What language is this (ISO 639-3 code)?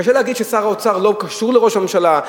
heb